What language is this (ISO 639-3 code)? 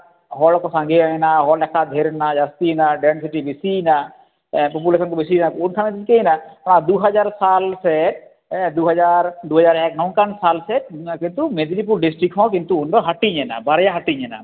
sat